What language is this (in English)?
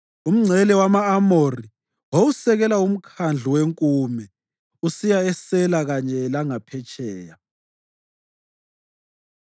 North Ndebele